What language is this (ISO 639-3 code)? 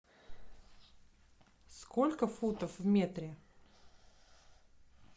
rus